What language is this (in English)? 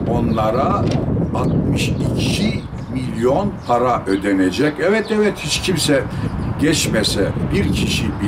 Turkish